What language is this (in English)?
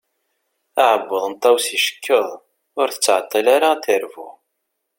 Kabyle